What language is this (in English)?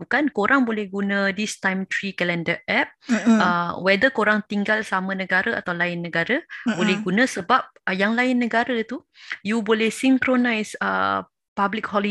Malay